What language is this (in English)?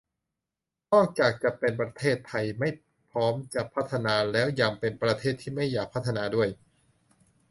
Thai